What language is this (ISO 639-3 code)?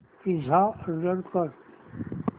mar